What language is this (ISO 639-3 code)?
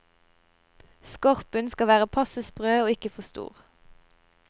nor